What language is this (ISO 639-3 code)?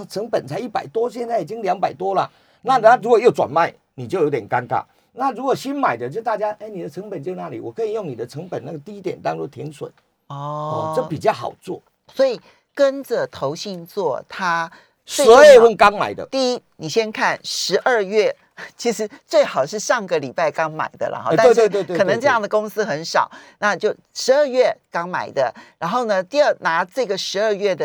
zho